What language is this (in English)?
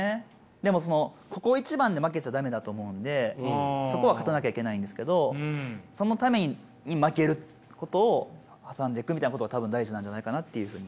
Japanese